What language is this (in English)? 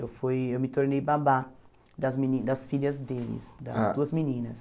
Portuguese